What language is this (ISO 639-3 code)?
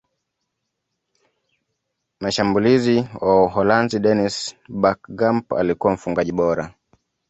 swa